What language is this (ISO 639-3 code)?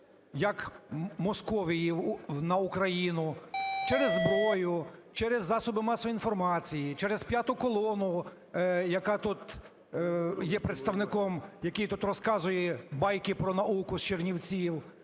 ukr